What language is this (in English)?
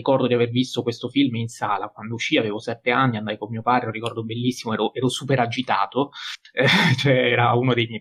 Italian